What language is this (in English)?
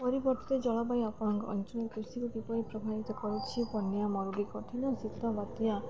Odia